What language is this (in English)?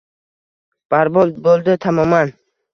Uzbek